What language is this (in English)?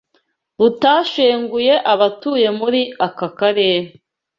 Kinyarwanda